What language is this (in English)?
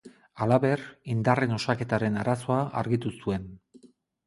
Basque